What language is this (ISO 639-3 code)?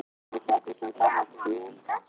isl